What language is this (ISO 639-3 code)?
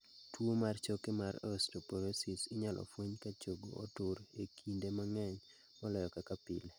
luo